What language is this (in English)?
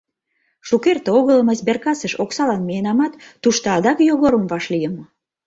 Mari